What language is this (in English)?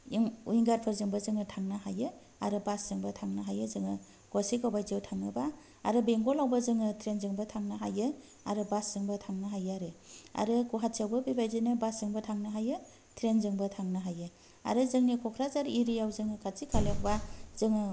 Bodo